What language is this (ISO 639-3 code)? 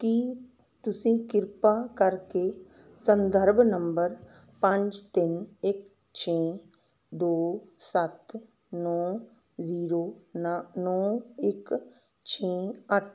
pan